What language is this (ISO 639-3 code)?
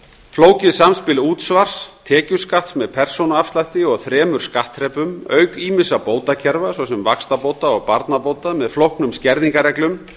isl